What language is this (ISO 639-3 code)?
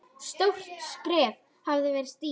isl